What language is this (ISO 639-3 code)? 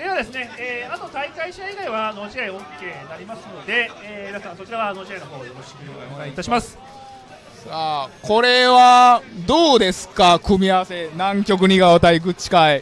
jpn